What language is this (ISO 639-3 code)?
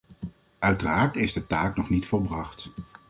nld